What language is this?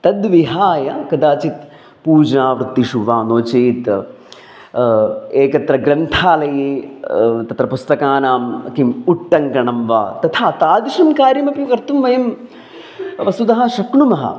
Sanskrit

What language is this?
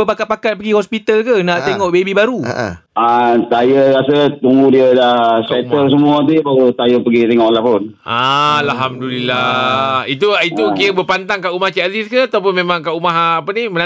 Malay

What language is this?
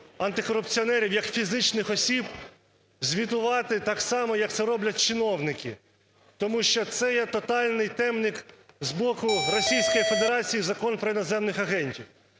Ukrainian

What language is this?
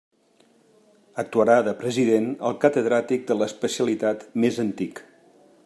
Catalan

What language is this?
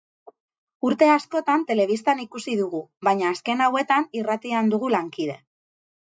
Basque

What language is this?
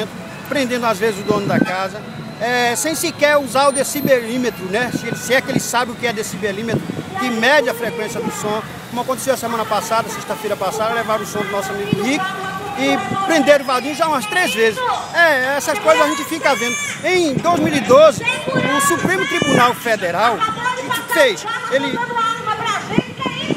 Portuguese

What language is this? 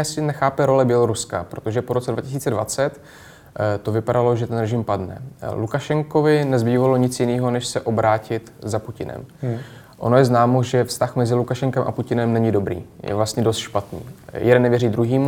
Czech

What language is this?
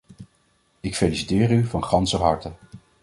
Dutch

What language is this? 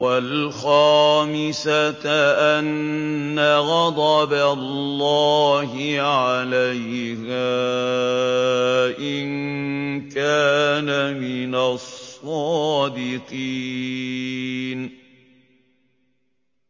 Arabic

